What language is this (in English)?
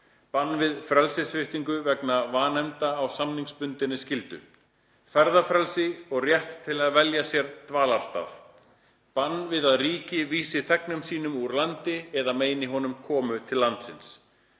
Icelandic